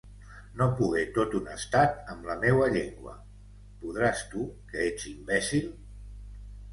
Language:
Catalan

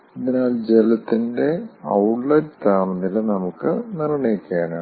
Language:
Malayalam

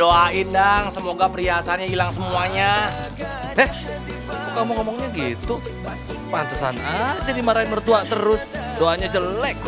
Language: Indonesian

